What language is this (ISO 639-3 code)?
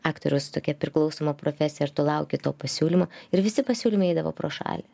lit